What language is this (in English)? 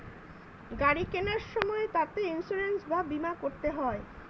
Bangla